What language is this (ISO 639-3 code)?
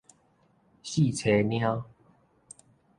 nan